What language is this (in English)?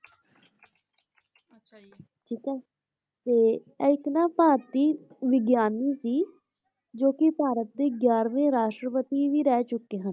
Punjabi